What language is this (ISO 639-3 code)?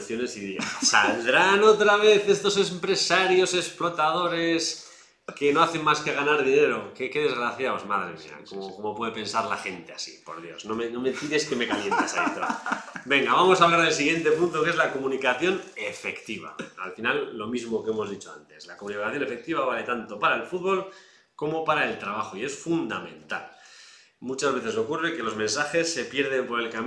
spa